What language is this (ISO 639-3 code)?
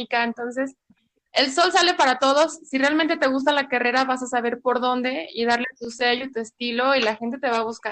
spa